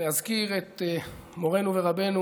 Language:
Hebrew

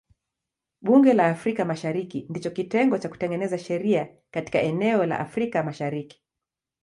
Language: Swahili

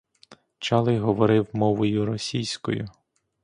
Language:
Ukrainian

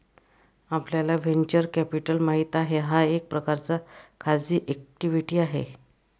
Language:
Marathi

